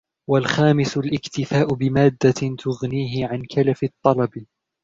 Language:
Arabic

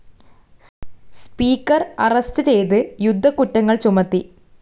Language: Malayalam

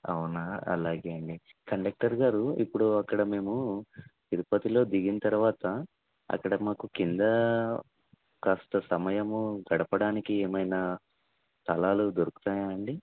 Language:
Telugu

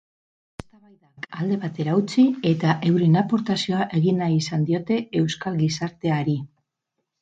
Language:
Basque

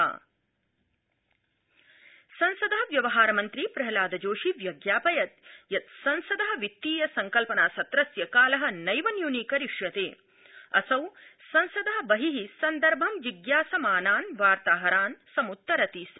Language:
Sanskrit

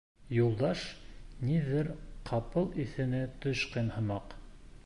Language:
Bashkir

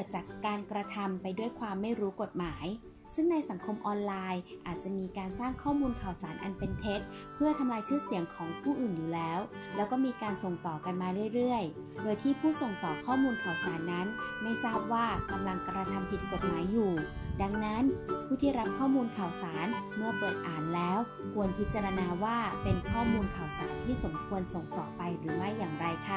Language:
Thai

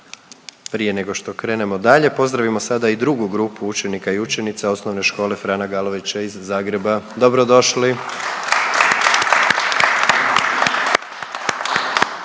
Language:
Croatian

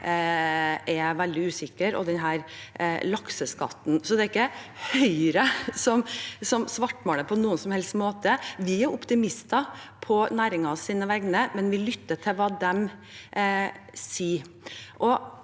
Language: Norwegian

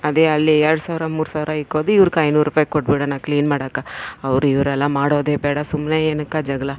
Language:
Kannada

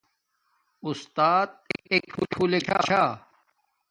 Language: Domaaki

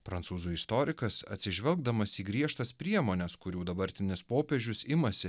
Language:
Lithuanian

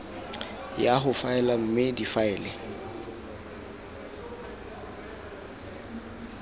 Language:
Tswana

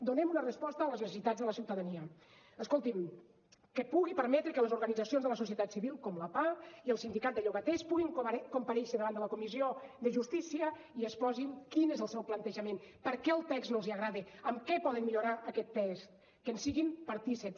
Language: Catalan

